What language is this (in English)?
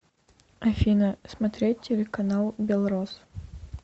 Russian